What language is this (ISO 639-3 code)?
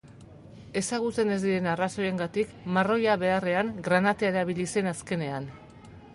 eus